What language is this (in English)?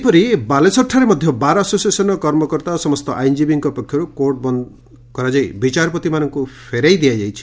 Odia